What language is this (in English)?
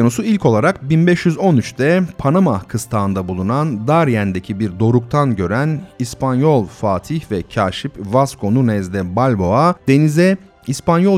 Turkish